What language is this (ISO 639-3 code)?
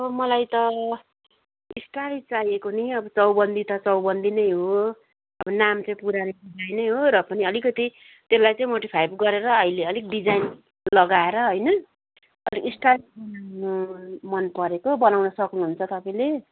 nep